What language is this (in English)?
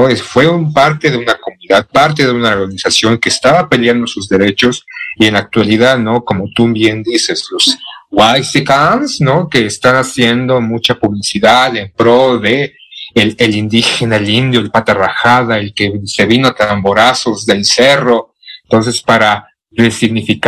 Spanish